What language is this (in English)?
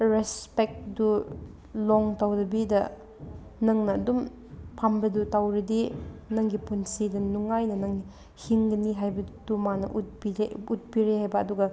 Manipuri